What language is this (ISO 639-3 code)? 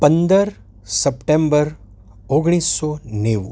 guj